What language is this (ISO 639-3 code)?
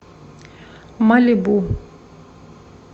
rus